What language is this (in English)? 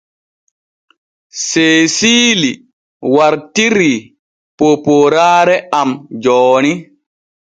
Borgu Fulfulde